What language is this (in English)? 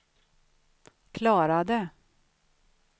Swedish